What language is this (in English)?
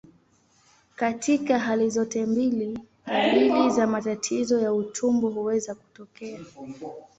Swahili